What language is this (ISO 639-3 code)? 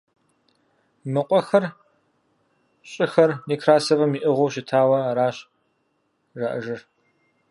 kbd